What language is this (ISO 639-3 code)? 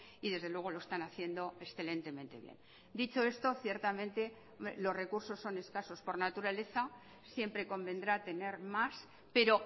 spa